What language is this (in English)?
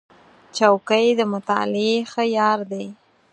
Pashto